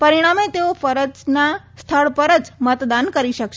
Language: Gujarati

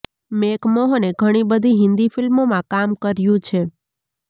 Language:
Gujarati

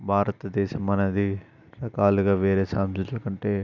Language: Telugu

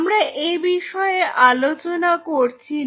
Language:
Bangla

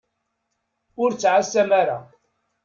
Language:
Kabyle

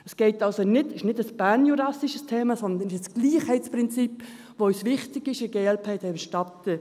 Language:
Swiss German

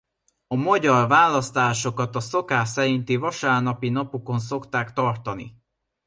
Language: Hungarian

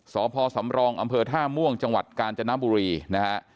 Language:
Thai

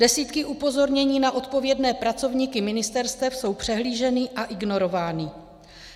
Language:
Czech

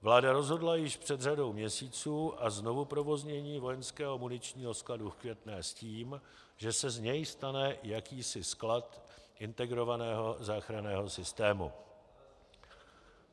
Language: Czech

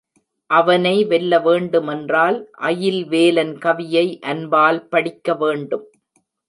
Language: Tamil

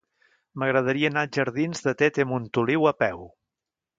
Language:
Catalan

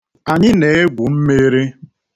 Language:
Igbo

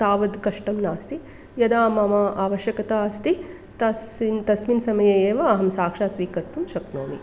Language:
Sanskrit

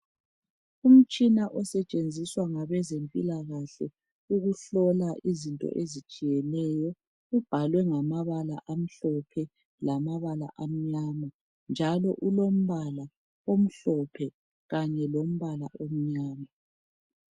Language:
North Ndebele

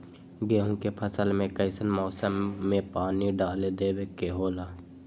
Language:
Magahi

